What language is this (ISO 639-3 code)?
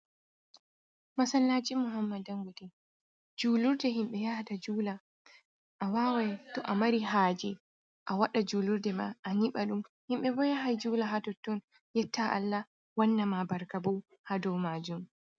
ful